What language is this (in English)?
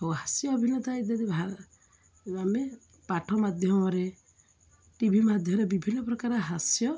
Odia